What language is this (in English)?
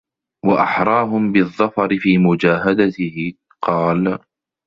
Arabic